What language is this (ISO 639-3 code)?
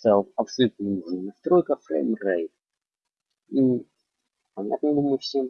rus